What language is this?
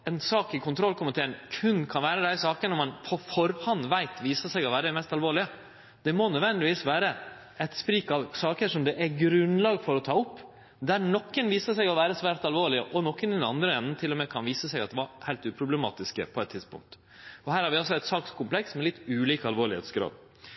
Norwegian Nynorsk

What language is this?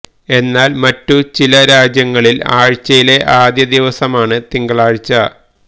Malayalam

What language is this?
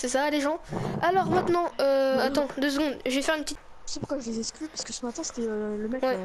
French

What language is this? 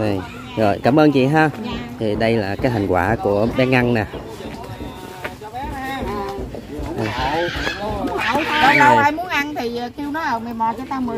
Vietnamese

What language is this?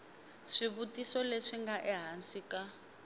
Tsonga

